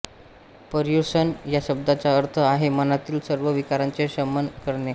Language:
Marathi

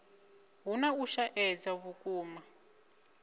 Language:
Venda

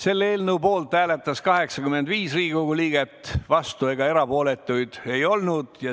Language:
Estonian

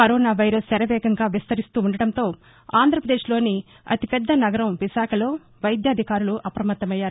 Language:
Telugu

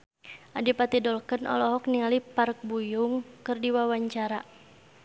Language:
Sundanese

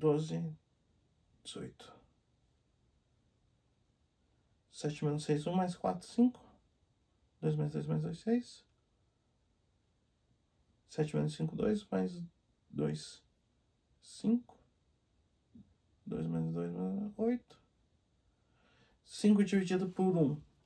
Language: Portuguese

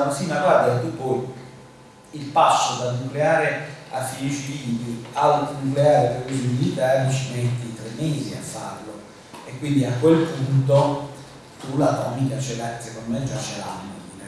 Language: Italian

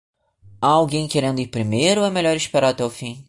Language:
Portuguese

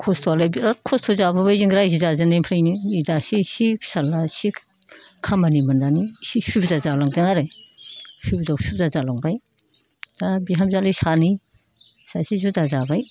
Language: Bodo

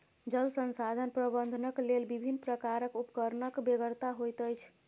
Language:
Maithili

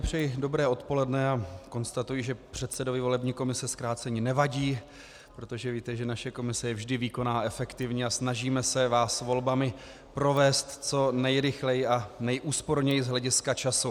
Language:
Czech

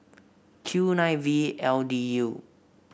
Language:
English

